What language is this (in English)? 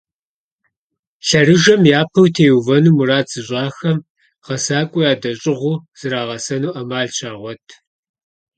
Kabardian